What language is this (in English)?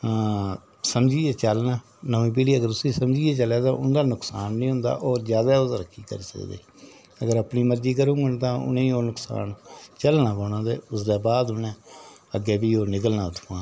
Dogri